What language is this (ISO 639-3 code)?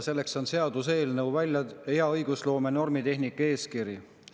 est